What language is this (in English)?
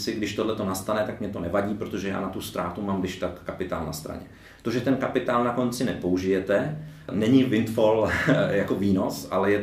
Czech